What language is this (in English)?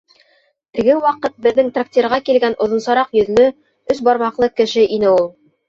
Bashkir